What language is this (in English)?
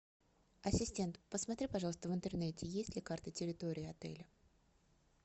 Russian